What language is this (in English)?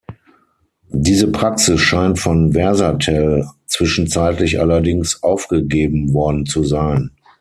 German